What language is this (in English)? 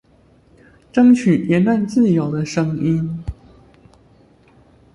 Chinese